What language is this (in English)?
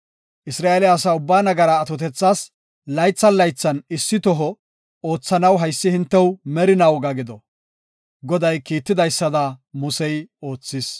Gofa